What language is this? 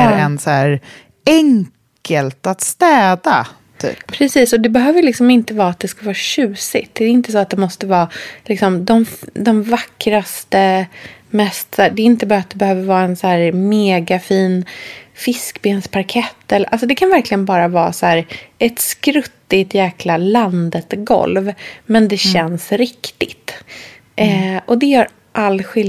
Swedish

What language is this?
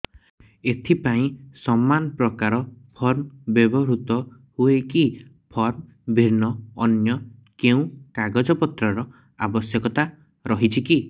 Odia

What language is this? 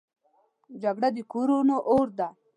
Pashto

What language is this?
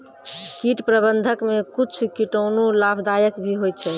Maithili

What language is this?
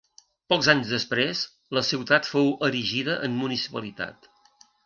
Catalan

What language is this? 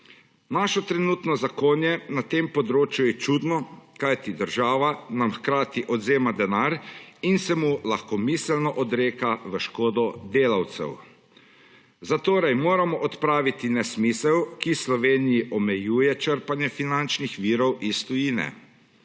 Slovenian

